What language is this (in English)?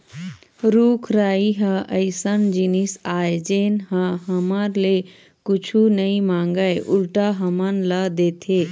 Chhattisgarhi